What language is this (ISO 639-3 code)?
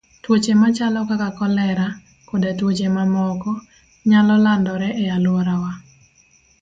luo